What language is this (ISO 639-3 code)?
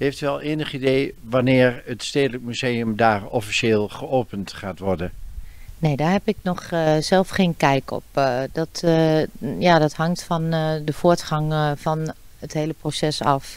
nld